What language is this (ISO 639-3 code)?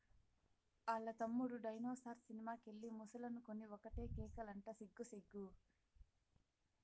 tel